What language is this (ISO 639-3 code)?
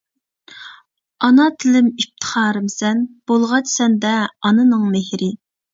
uig